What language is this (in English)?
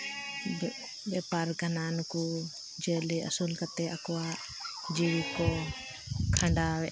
Santali